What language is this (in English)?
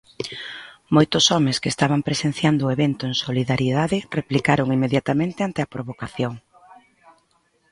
Galician